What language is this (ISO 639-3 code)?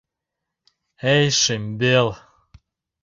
chm